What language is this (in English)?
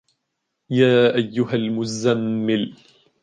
Arabic